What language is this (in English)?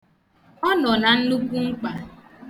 Igbo